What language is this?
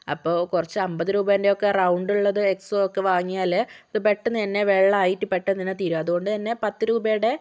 Malayalam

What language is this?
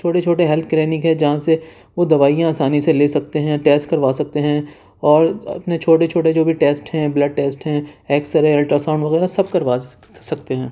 Urdu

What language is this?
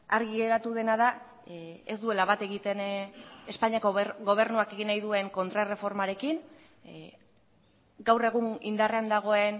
Basque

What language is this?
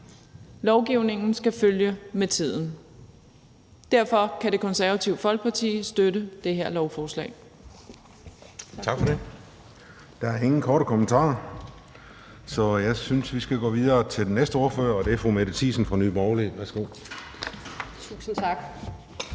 Danish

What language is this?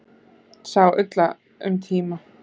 Icelandic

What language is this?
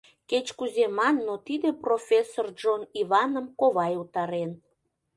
Mari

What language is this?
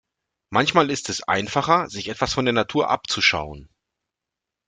German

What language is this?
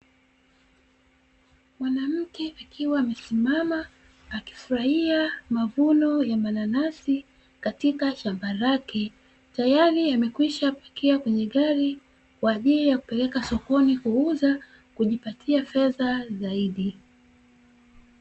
Swahili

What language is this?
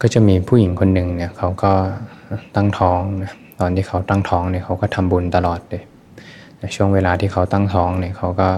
Thai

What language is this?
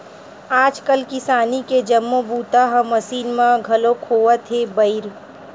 Chhattisgarhi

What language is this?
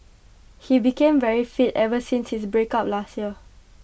English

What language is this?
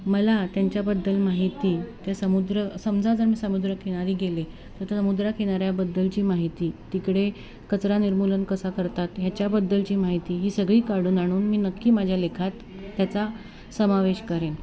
Marathi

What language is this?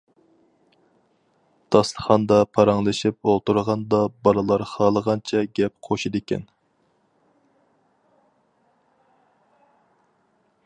Uyghur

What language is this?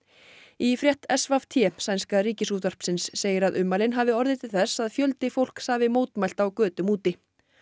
Icelandic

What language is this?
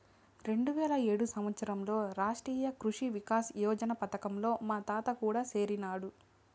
Telugu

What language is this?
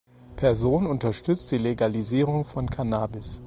German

